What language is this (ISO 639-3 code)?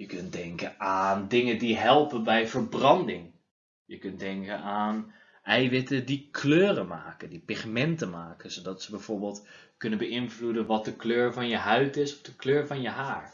nld